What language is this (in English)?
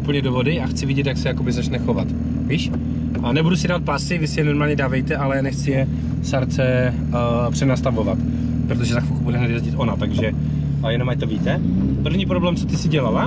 Czech